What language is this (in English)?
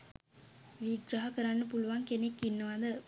Sinhala